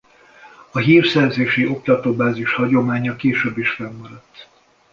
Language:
Hungarian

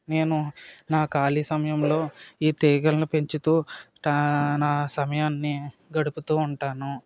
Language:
Telugu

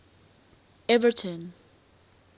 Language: English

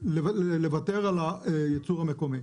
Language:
Hebrew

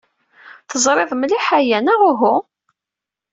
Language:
Kabyle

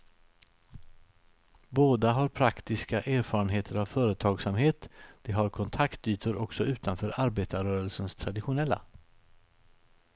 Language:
Swedish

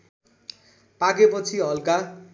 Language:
Nepali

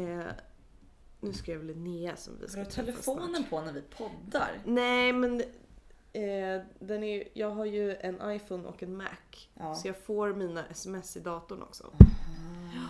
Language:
Swedish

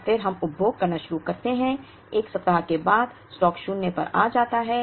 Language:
Hindi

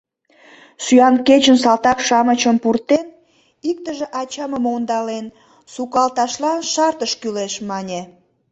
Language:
Mari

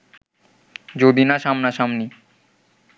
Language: Bangla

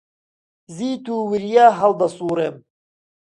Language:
Central Kurdish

